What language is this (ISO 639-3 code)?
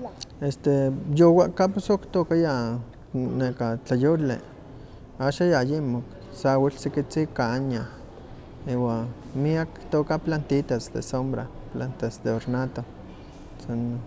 nhq